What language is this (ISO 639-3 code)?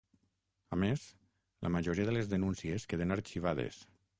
cat